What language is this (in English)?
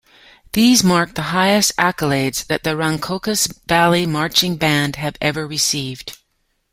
English